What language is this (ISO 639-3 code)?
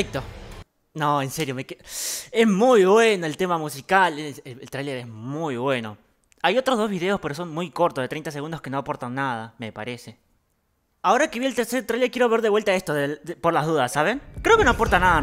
spa